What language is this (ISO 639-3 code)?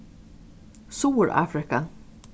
fao